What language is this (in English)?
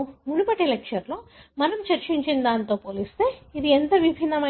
Telugu